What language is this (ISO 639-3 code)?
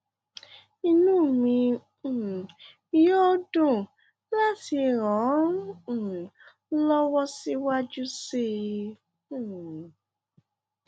yor